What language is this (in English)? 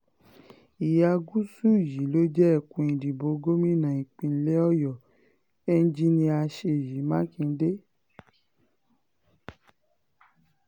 Yoruba